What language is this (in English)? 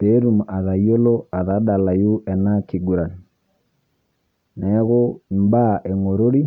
Masai